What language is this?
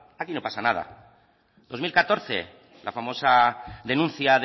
Spanish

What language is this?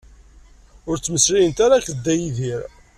Kabyle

